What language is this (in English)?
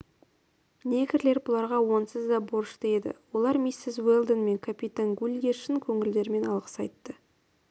Kazakh